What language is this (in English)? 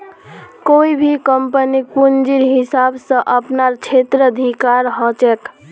Magahi